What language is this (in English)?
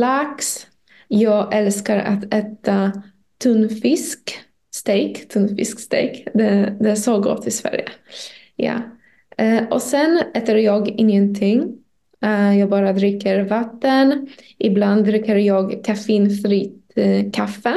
Swedish